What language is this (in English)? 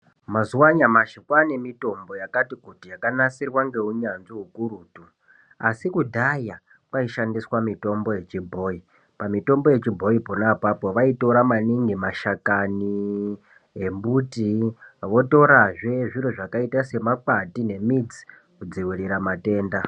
Ndau